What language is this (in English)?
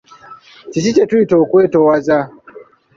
Ganda